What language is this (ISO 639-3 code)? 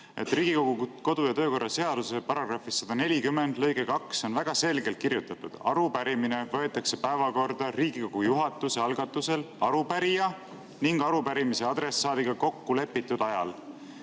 est